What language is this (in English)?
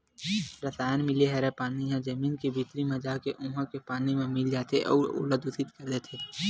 Chhattisgarhi